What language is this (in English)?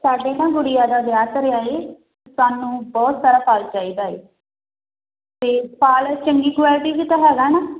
Punjabi